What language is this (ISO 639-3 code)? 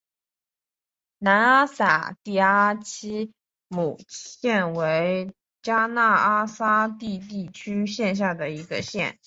zho